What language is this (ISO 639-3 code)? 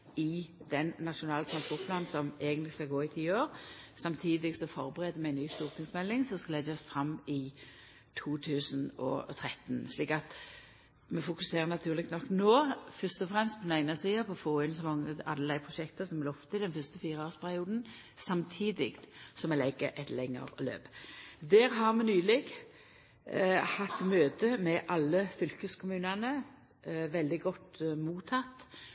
nno